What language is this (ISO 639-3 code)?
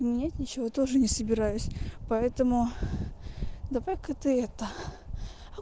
rus